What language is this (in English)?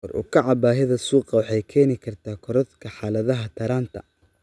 Somali